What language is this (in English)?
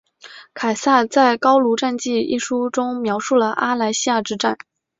Chinese